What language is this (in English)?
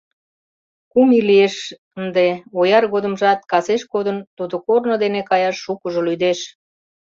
Mari